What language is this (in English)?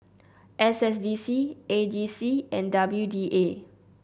English